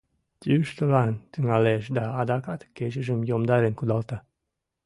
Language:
Mari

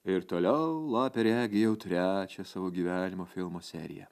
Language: Lithuanian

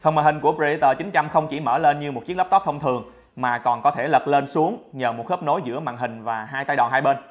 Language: Vietnamese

